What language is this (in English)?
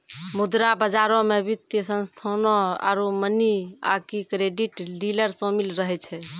Maithili